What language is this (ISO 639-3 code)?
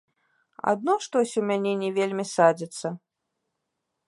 bel